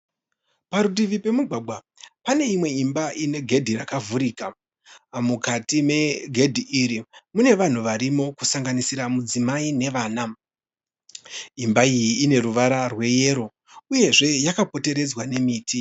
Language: Shona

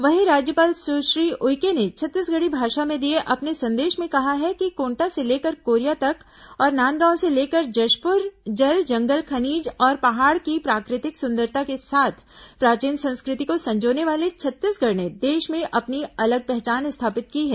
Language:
Hindi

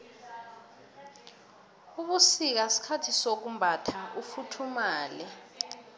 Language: South Ndebele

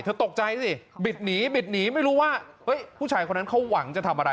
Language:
Thai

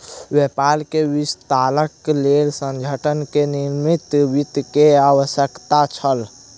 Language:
Maithili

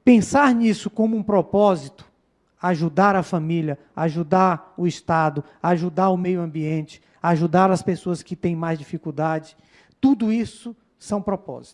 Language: Portuguese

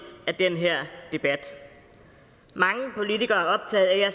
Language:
Danish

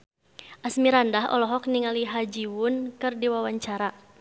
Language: Sundanese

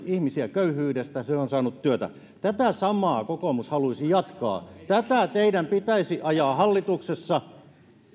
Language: Finnish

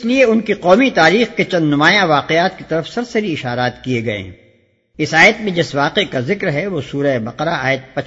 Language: Urdu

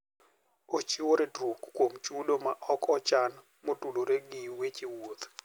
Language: Luo (Kenya and Tanzania)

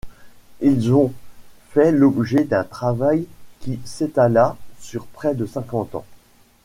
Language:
French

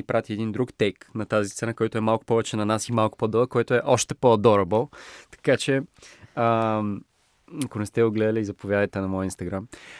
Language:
Bulgarian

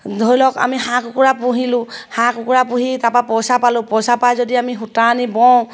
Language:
Assamese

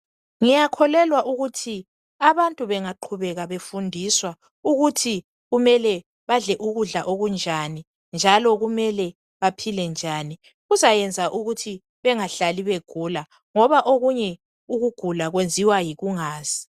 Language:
North Ndebele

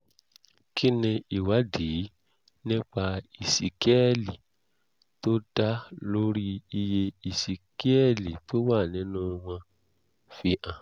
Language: Yoruba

